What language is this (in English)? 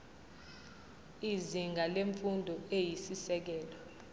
Zulu